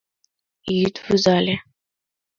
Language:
Mari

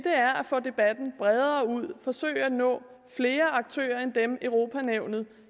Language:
Danish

